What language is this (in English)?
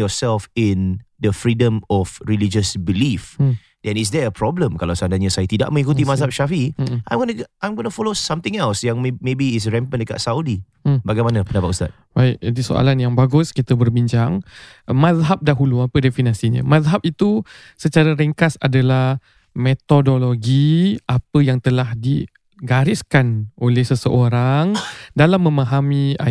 Malay